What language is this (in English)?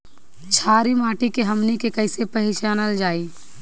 Bhojpuri